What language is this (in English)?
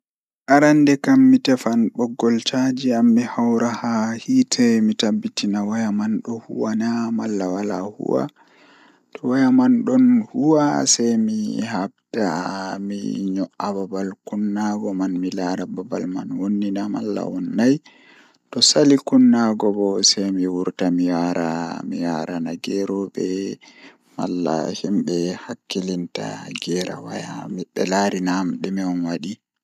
Fula